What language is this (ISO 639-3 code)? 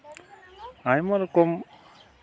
sat